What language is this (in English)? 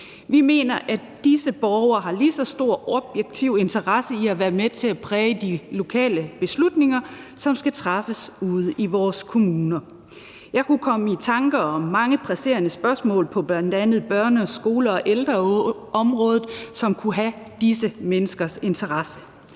Danish